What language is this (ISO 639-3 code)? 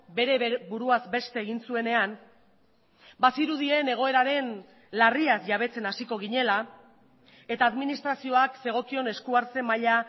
eus